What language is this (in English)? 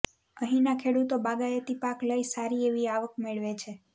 Gujarati